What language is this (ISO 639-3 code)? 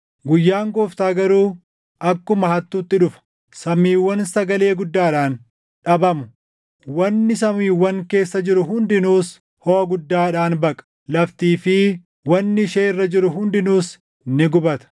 orm